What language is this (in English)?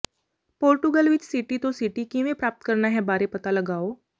Punjabi